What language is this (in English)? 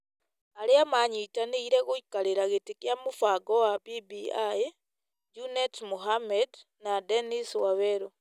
Kikuyu